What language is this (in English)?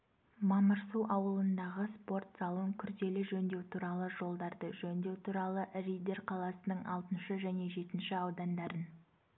Kazakh